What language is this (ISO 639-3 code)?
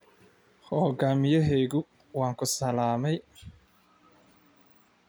som